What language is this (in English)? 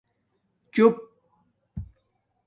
Domaaki